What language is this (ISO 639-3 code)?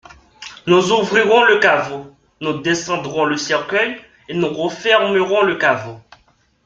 fra